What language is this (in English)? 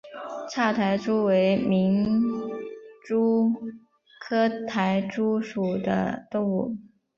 Chinese